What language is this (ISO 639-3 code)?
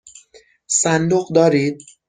fas